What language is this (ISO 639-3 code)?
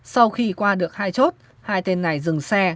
vie